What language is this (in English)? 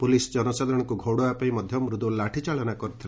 Odia